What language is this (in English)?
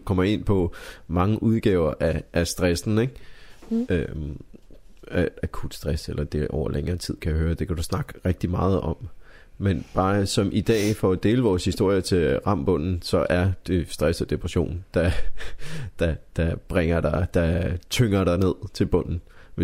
Danish